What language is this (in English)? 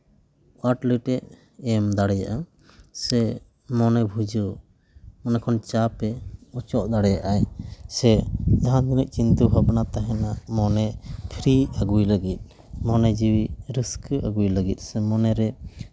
Santali